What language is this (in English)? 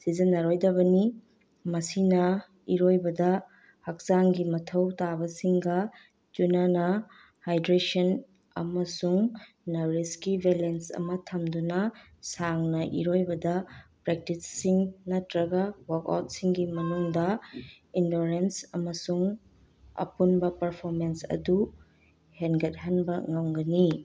Manipuri